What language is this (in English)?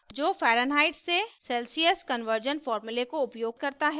Hindi